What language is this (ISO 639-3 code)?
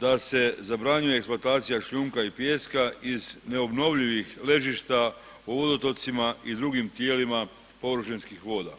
hrv